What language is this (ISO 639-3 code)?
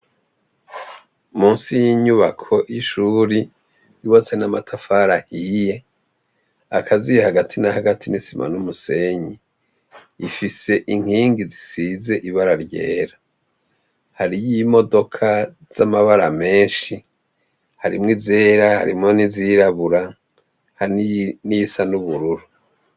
run